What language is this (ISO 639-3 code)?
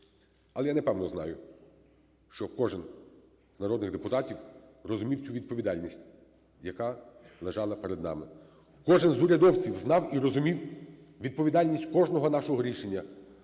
ukr